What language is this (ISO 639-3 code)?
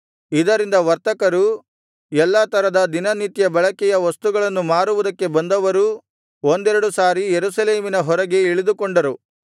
kan